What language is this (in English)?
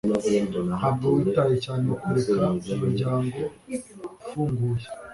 Kinyarwanda